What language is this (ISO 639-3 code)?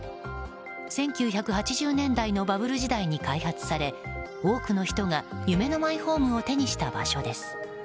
jpn